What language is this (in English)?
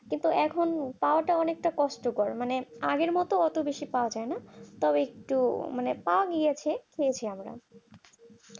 Bangla